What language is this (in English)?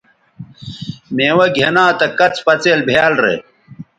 Bateri